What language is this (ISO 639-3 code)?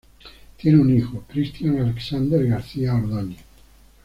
spa